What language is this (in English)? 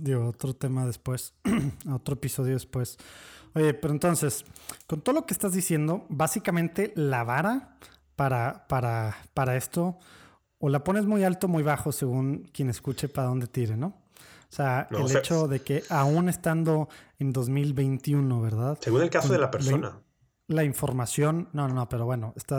Spanish